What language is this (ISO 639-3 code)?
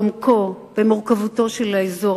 heb